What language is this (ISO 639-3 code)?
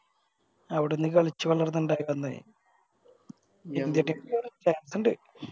mal